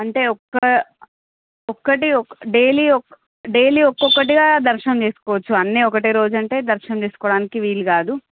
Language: Telugu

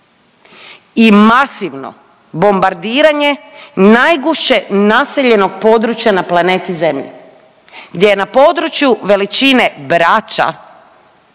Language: Croatian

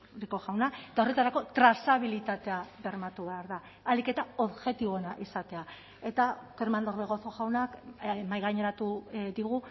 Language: Basque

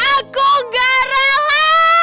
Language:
Indonesian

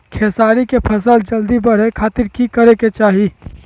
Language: Magahi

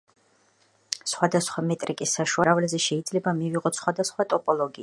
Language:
Georgian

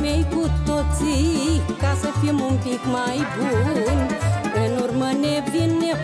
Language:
Romanian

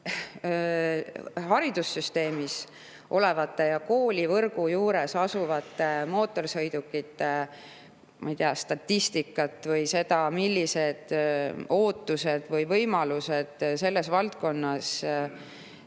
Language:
Estonian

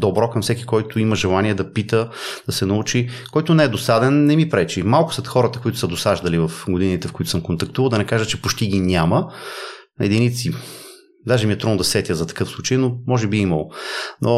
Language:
Bulgarian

